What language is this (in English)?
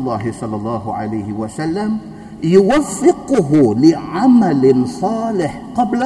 Malay